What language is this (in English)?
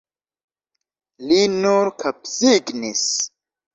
Esperanto